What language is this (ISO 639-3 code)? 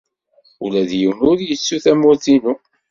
kab